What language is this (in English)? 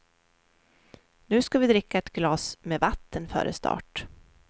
Swedish